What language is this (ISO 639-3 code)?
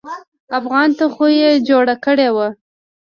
pus